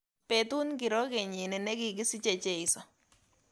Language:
Kalenjin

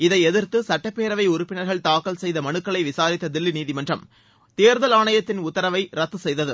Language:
Tamil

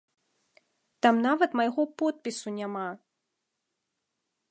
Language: Belarusian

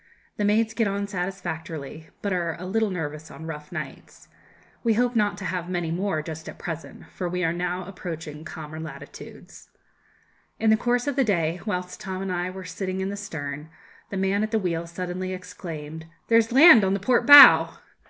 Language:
English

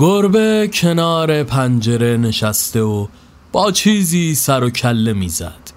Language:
Persian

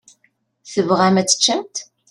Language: Kabyle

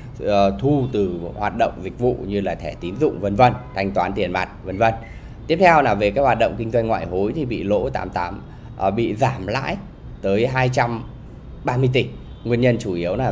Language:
Vietnamese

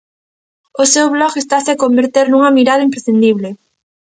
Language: Galician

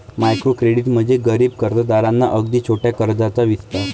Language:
Marathi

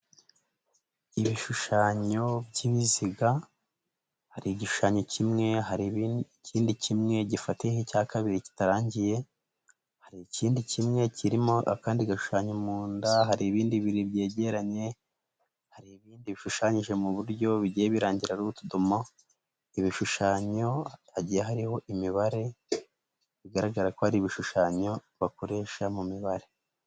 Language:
Kinyarwanda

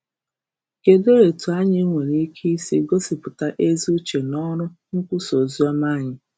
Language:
Igbo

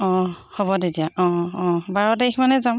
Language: Assamese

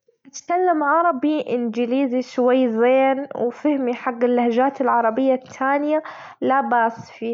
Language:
Gulf Arabic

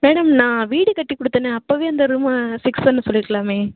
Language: Tamil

